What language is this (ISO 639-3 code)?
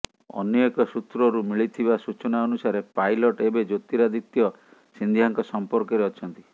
ori